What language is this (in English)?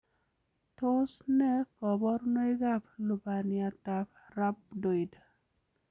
Kalenjin